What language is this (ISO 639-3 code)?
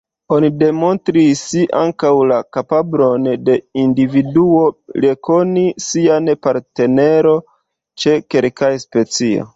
epo